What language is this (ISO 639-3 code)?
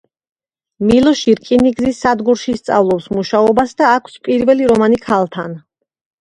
kat